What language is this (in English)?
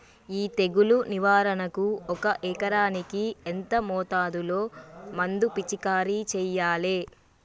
Telugu